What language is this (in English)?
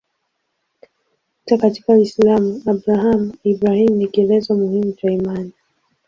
Swahili